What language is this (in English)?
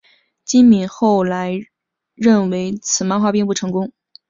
Chinese